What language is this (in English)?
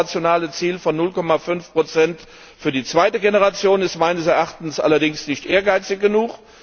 German